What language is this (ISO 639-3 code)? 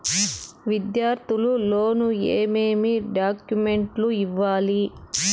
tel